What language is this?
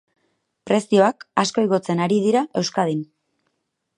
Basque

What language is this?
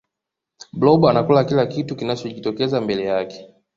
Swahili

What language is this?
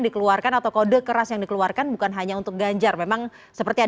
Indonesian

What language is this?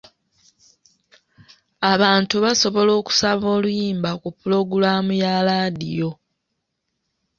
Ganda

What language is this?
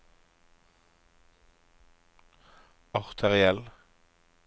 Norwegian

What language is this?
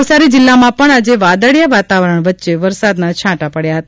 Gujarati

